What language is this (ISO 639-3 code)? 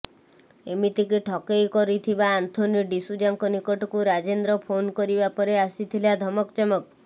ori